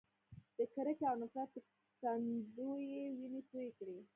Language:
Pashto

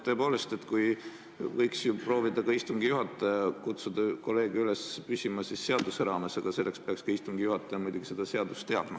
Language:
Estonian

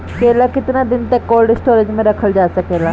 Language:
Bhojpuri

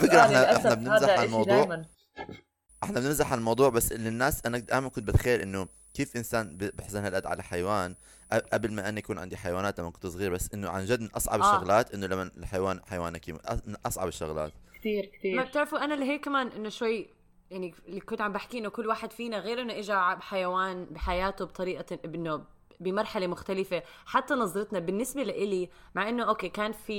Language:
Arabic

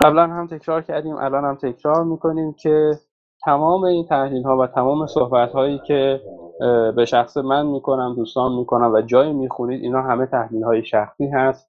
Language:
Persian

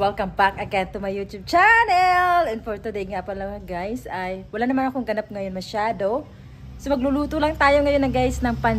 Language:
Filipino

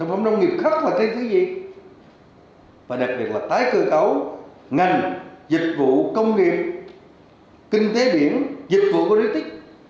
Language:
Vietnamese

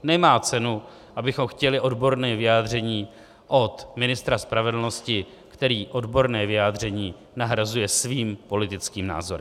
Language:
Czech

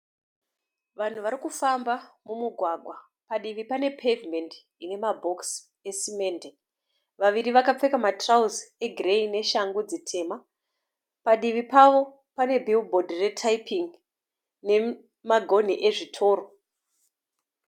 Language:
Shona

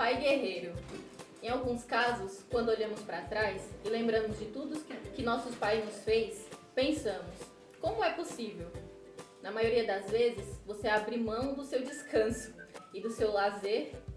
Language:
Portuguese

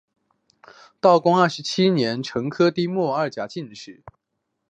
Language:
Chinese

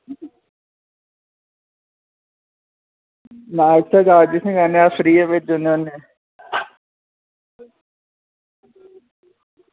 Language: Dogri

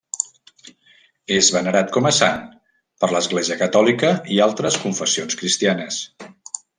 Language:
Catalan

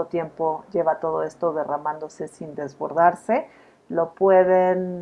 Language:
Spanish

